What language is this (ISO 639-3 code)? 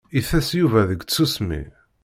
kab